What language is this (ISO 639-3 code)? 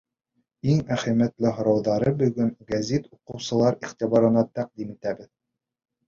bak